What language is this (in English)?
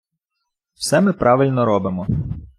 Ukrainian